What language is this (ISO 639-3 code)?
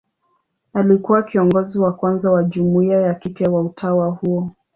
swa